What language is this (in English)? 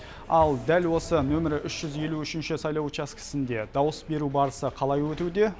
Kazakh